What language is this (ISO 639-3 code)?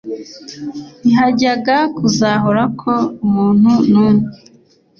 kin